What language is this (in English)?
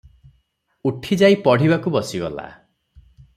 Odia